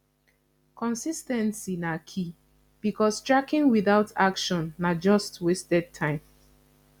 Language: Nigerian Pidgin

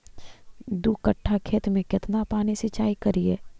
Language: Magahi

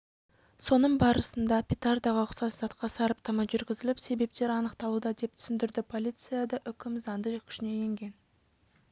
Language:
Kazakh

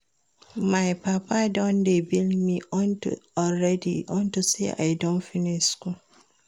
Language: Nigerian Pidgin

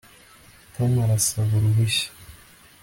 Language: Kinyarwanda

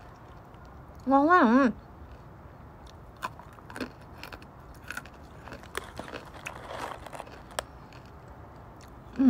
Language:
Vietnamese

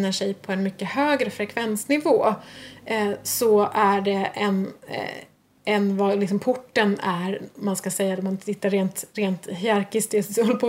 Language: Swedish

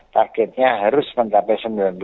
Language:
Indonesian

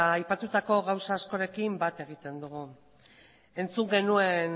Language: Basque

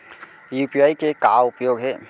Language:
Chhattisgarhi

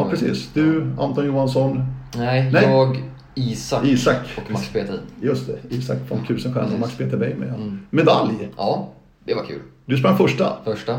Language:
Swedish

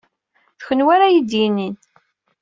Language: Kabyle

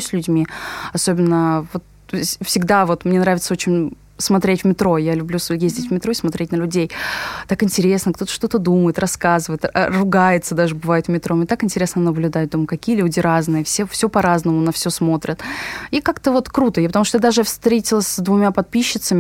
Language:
Russian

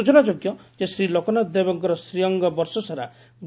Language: Odia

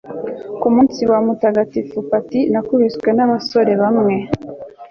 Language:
Kinyarwanda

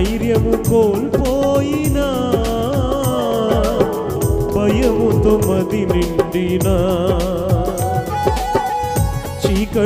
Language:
Romanian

